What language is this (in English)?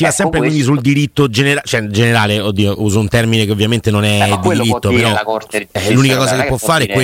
Italian